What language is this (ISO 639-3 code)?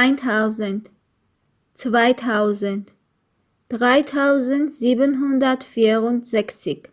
deu